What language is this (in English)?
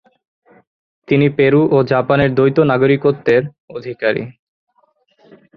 Bangla